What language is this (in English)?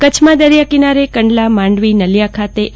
Gujarati